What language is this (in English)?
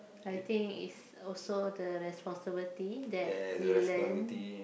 English